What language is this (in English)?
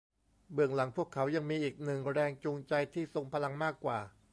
Thai